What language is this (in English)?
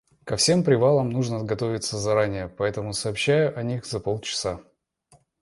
Russian